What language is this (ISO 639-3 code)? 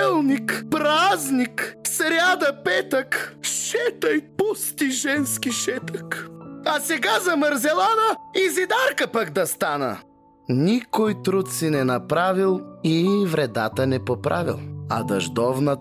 bul